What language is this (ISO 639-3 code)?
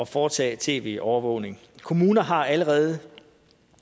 dan